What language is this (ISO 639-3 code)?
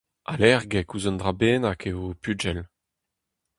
bre